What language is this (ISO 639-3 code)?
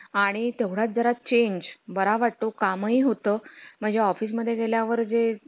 mar